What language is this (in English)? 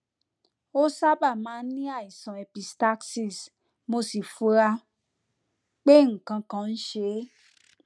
Yoruba